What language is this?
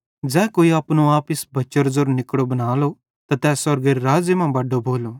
Bhadrawahi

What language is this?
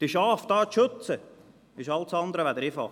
Swiss German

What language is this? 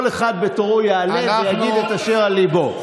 Hebrew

